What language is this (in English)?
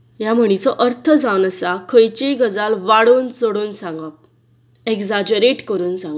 Konkani